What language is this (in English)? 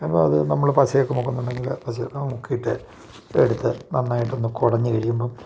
Malayalam